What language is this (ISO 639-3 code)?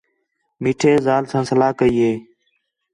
xhe